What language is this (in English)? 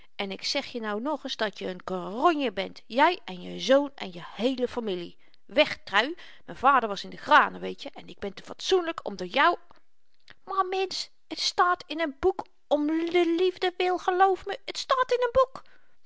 Dutch